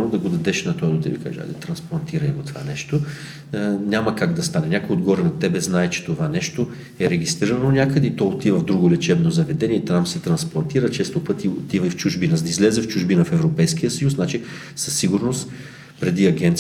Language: Bulgarian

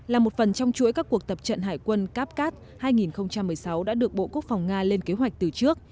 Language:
Vietnamese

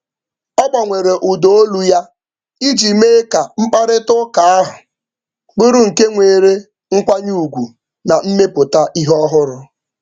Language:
Igbo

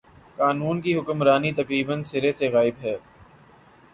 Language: Urdu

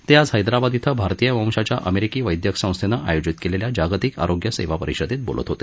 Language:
Marathi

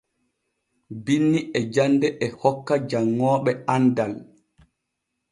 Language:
Borgu Fulfulde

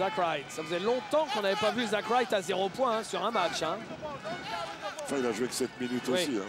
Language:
French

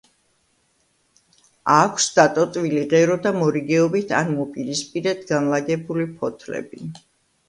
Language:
Georgian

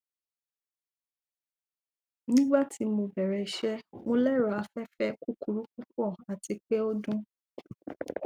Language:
Yoruba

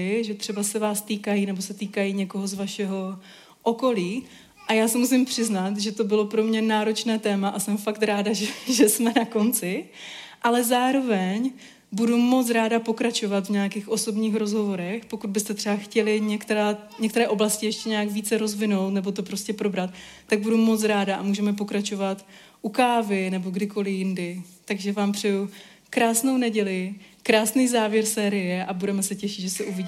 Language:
Czech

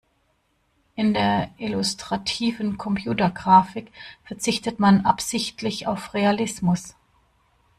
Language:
German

